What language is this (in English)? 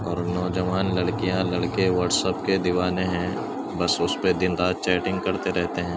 Urdu